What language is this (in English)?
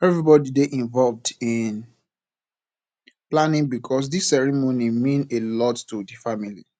Nigerian Pidgin